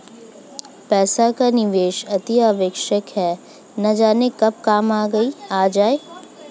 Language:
Hindi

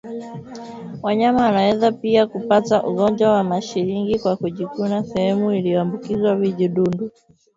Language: Swahili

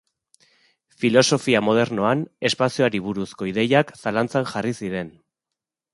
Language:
Basque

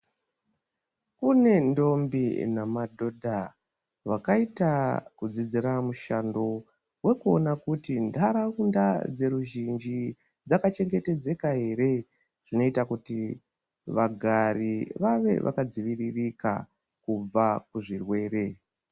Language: Ndau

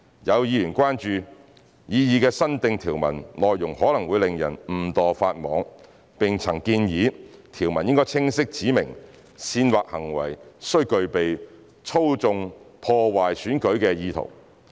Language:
Cantonese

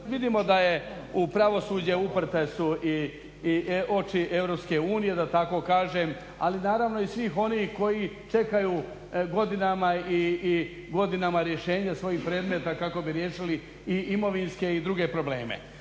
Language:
Croatian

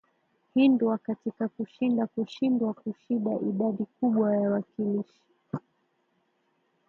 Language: Swahili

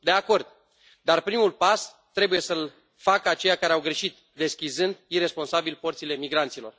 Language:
Romanian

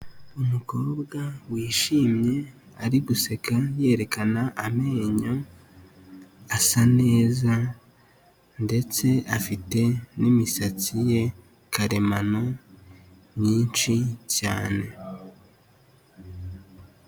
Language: Kinyarwanda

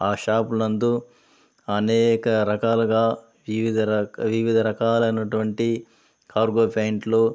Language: Telugu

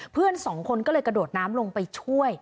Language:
Thai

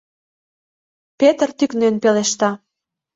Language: Mari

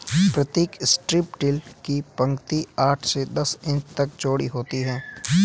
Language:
Hindi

